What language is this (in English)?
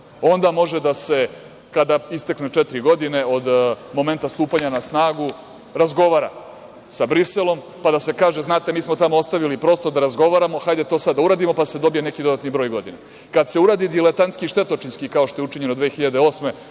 Serbian